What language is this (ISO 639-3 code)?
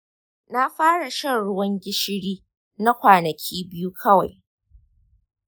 hau